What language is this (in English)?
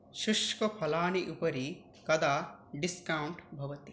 Sanskrit